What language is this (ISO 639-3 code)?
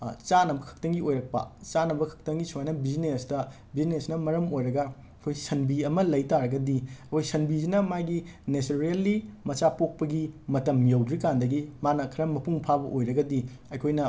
mni